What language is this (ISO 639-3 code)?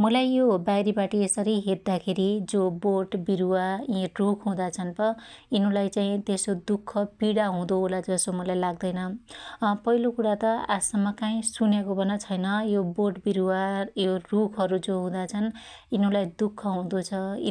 dty